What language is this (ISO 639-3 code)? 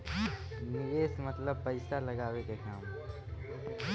bho